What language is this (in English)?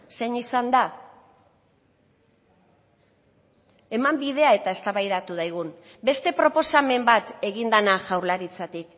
Basque